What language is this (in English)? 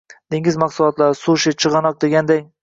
Uzbek